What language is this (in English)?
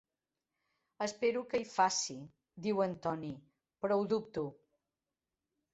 Catalan